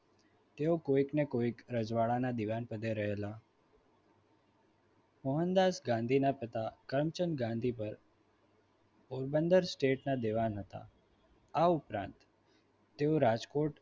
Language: Gujarati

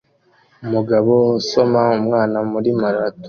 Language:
Kinyarwanda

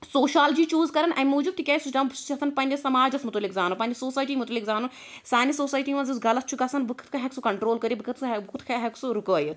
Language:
Kashmiri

